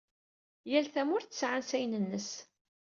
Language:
Kabyle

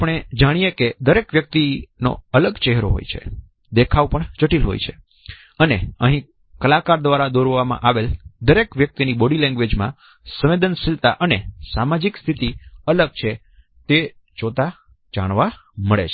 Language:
Gujarati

